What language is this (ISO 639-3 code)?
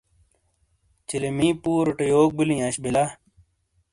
scl